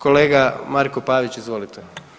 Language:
Croatian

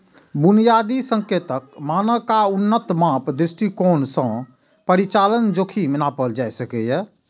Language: Maithili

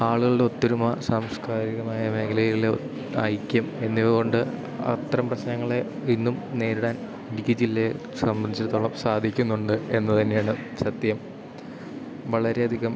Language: Malayalam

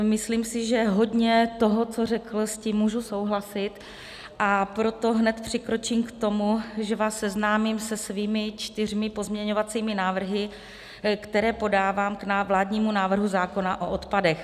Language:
Czech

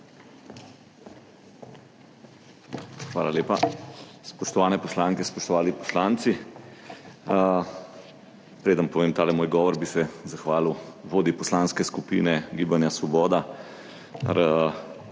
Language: Slovenian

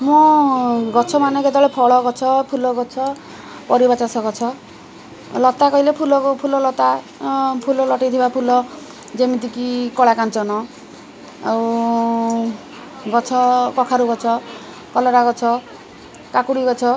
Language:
Odia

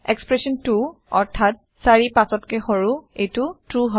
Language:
Assamese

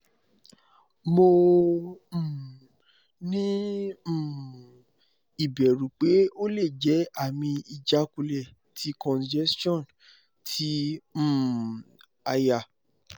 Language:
Yoruba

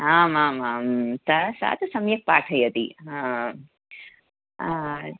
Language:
Sanskrit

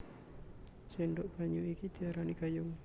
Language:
Javanese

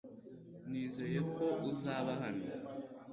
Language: Kinyarwanda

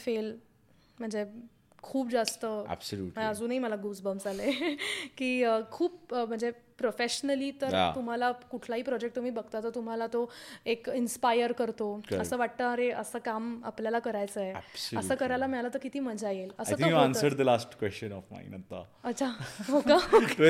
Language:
Marathi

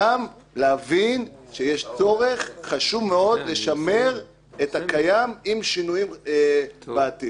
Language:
Hebrew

